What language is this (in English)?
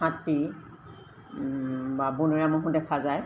Assamese